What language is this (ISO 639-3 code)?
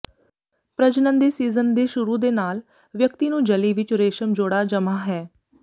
pan